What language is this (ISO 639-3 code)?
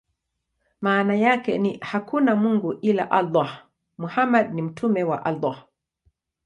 swa